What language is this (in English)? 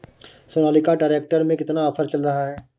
Hindi